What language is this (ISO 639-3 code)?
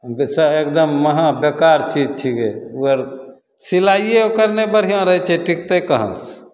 mai